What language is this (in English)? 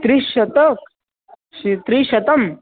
Sanskrit